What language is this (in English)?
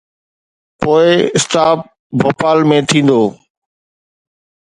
Sindhi